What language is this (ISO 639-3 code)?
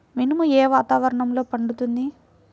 tel